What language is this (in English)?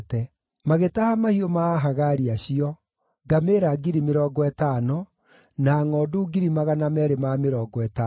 Kikuyu